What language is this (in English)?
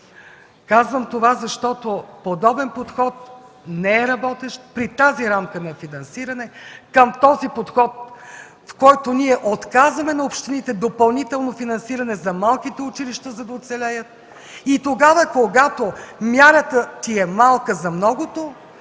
Bulgarian